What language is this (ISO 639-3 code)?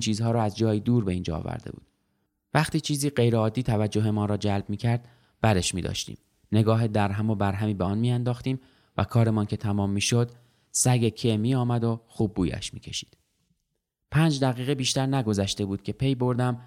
fas